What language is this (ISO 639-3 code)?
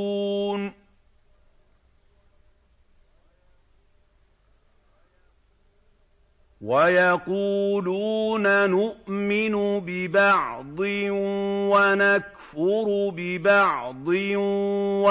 ara